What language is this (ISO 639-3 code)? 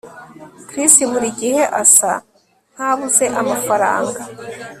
kin